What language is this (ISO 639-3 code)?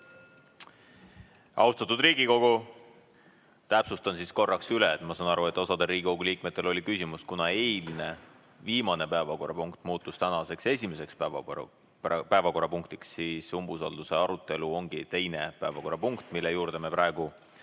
est